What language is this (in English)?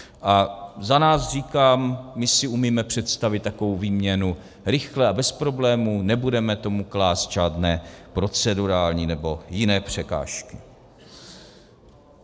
Czech